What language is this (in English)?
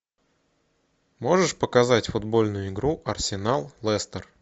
Russian